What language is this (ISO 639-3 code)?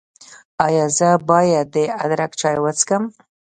pus